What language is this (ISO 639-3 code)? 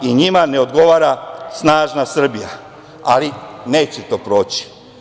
srp